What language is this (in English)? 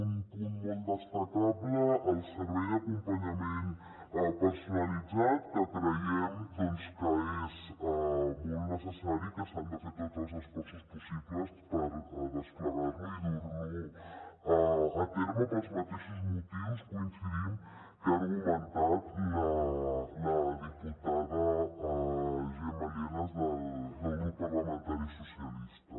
Catalan